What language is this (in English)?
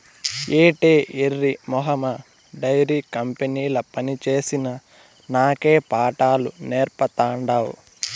Telugu